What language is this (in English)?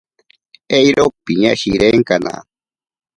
Ashéninka Perené